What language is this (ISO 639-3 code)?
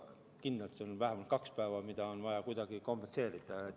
est